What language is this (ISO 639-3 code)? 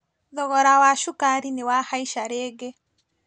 kik